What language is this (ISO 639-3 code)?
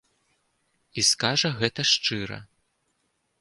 bel